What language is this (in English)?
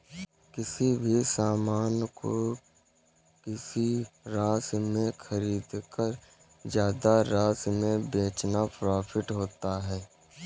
Hindi